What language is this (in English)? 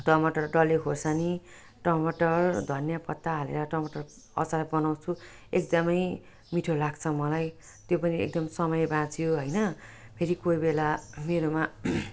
Nepali